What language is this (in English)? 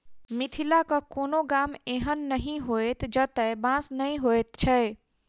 Maithili